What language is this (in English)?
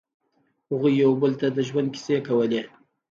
Pashto